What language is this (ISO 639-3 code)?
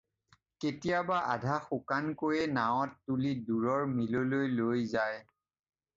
asm